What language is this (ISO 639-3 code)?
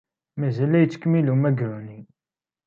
kab